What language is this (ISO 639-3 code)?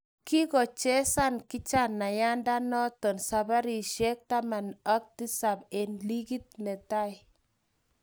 kln